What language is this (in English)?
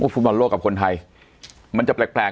Thai